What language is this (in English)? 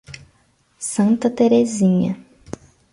Portuguese